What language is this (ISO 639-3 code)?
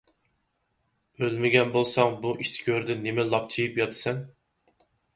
uig